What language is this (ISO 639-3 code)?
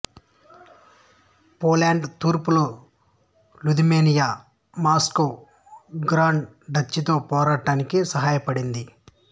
tel